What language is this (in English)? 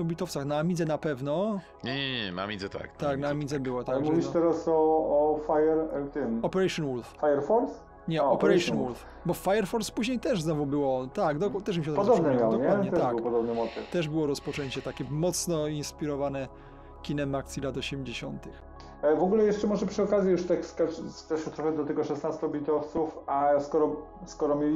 Polish